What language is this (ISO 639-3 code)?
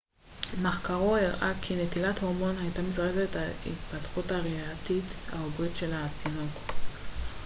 heb